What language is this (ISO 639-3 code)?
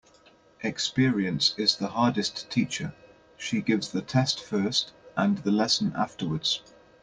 eng